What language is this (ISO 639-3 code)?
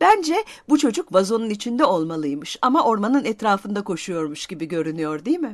tur